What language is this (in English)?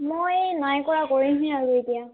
Assamese